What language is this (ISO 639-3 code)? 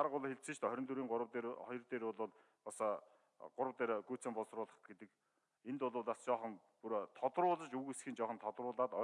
tur